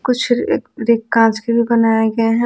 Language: Hindi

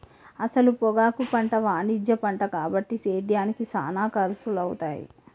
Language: Telugu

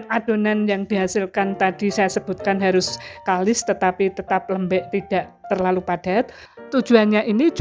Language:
Indonesian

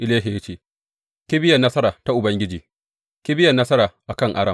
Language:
Hausa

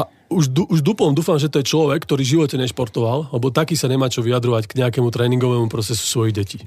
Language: Slovak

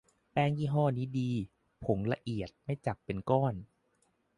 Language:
Thai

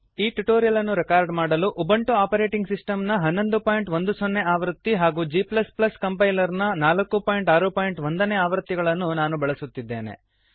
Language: Kannada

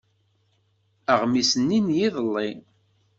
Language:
Kabyle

